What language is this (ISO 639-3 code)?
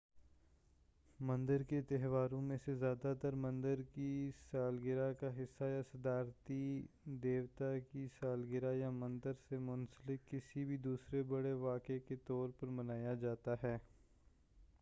urd